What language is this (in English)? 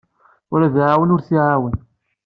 Kabyle